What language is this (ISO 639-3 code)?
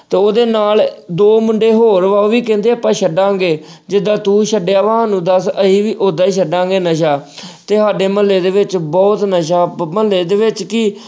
pan